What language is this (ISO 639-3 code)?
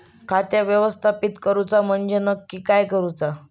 mar